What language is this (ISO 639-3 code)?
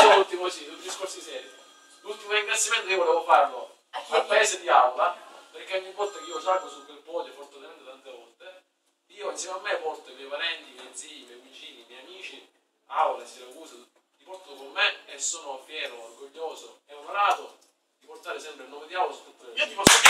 ita